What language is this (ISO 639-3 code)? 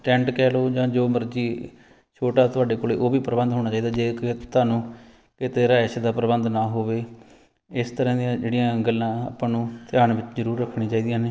pan